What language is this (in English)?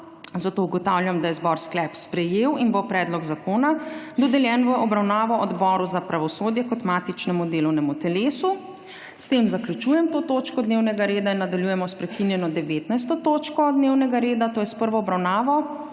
Slovenian